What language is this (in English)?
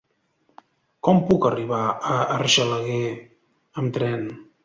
Catalan